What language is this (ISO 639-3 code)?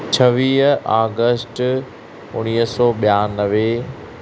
snd